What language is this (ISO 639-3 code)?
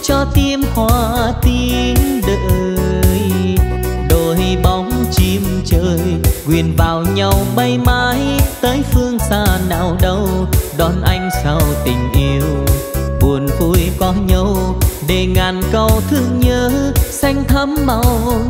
vie